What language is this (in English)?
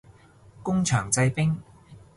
Cantonese